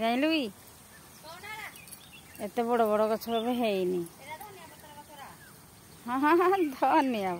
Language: Arabic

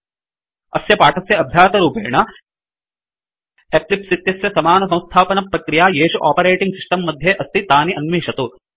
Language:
Sanskrit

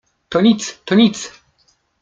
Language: Polish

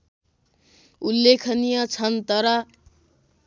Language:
Nepali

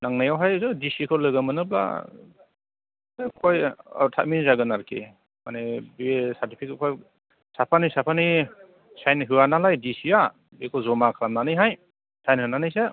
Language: Bodo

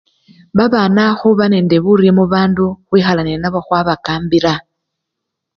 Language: Luyia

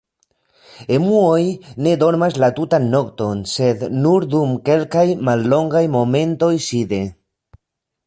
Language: Esperanto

